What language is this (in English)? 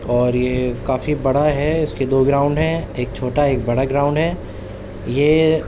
Urdu